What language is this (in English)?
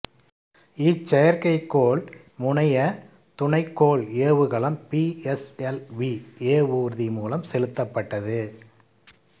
Tamil